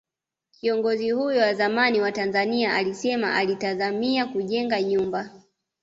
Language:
Swahili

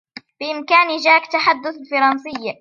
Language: Arabic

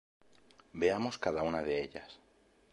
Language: Spanish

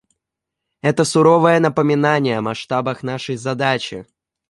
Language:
Russian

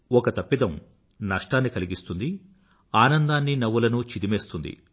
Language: Telugu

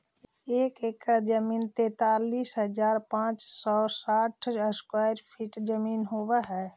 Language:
Magahi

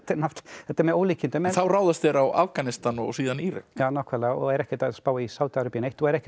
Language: Icelandic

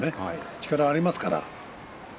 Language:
Japanese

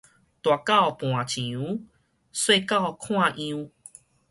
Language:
Min Nan Chinese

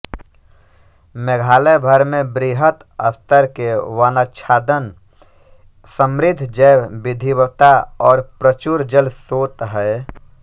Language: Hindi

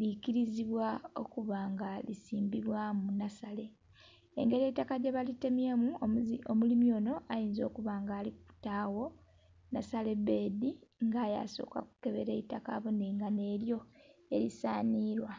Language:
Soga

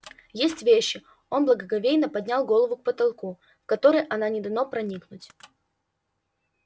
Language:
Russian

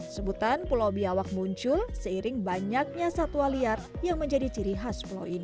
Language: Indonesian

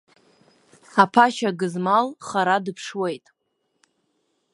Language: Abkhazian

